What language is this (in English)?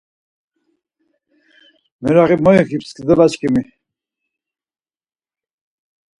Laz